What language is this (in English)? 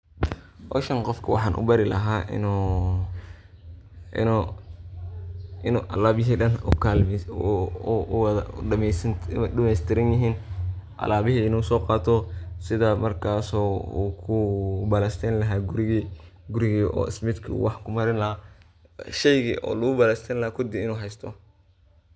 Somali